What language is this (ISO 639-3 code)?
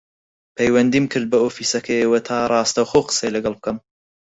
ckb